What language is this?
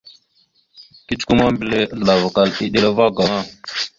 Mada (Cameroon)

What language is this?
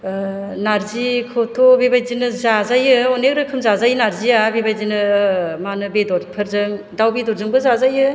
Bodo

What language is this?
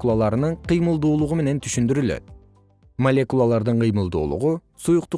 Kyrgyz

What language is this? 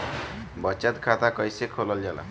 Bhojpuri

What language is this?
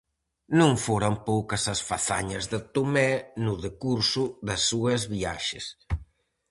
Galician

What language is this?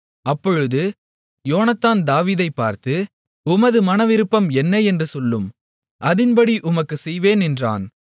Tamil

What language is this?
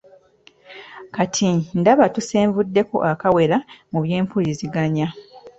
Ganda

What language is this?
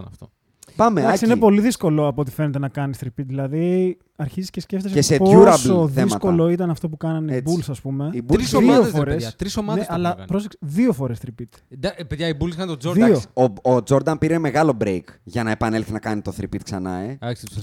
Greek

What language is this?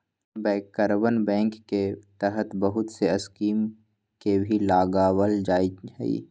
Magahi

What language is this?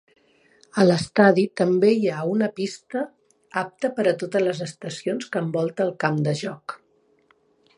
Catalan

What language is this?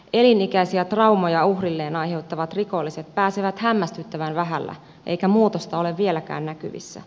Finnish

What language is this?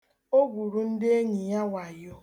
Igbo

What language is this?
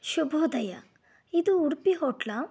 Kannada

